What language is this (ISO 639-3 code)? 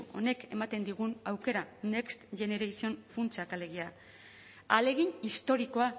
eus